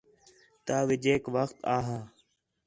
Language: Khetrani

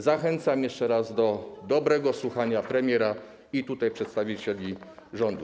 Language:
Polish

